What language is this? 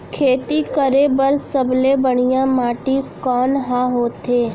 Chhattisgarhi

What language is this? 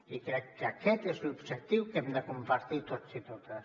Catalan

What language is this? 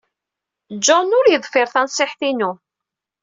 Kabyle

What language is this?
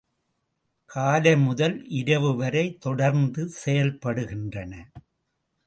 Tamil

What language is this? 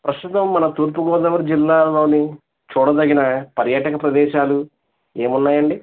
Telugu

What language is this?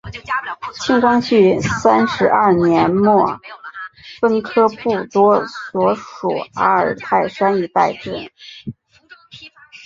Chinese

